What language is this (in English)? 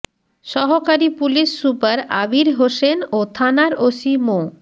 Bangla